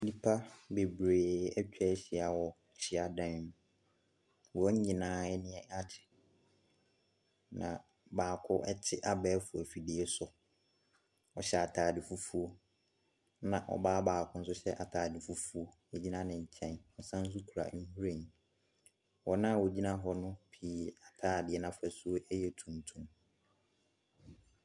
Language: Akan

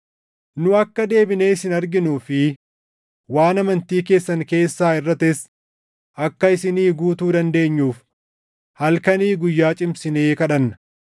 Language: Oromo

